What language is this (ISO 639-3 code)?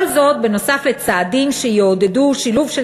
heb